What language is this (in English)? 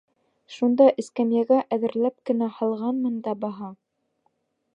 Bashkir